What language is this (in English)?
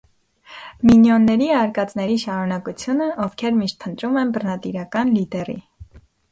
Armenian